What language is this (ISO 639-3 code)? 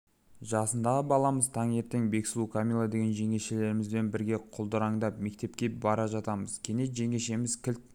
kaz